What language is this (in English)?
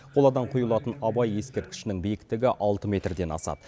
Kazakh